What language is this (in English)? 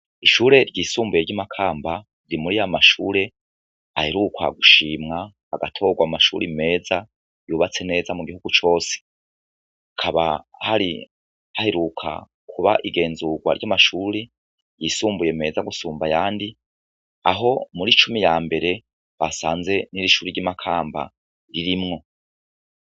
Rundi